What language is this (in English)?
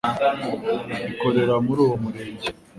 Kinyarwanda